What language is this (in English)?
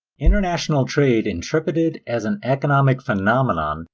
English